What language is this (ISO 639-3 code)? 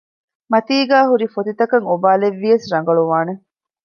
div